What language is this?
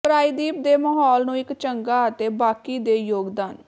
Punjabi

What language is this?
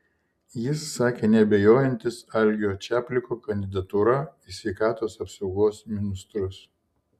Lithuanian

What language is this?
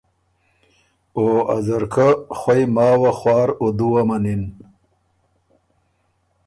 Ormuri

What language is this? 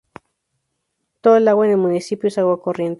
Spanish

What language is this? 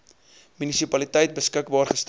Afrikaans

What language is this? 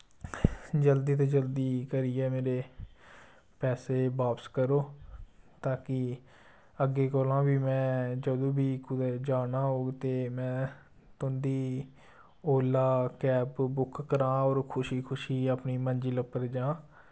Dogri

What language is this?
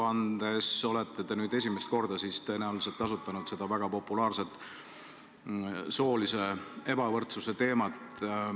Estonian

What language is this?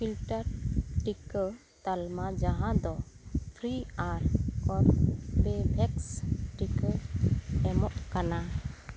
Santali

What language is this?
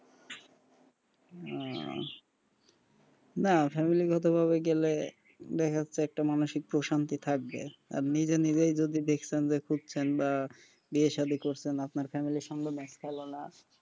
Bangla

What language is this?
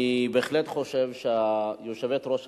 Hebrew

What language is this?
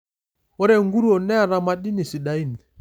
Masai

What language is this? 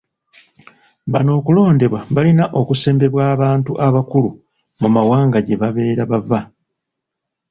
Ganda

